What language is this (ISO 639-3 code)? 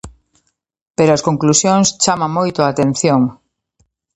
glg